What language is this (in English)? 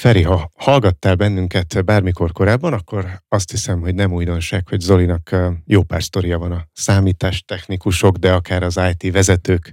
Hungarian